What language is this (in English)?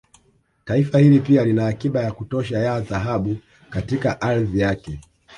Swahili